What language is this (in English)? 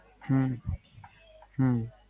Gujarati